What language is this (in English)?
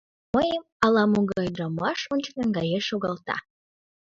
Mari